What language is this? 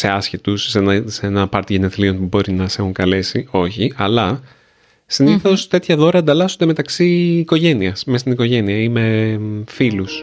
Greek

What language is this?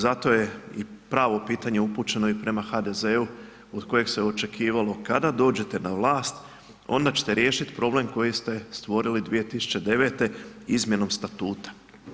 Croatian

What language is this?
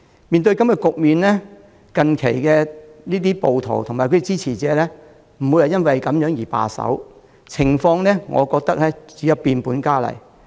Cantonese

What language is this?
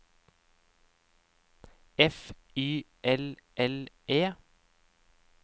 Norwegian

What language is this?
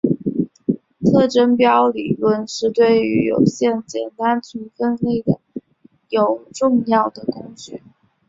Chinese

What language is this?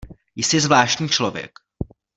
Czech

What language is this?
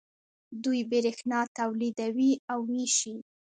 Pashto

